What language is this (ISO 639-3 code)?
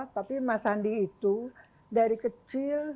ind